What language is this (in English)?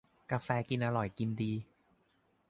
Thai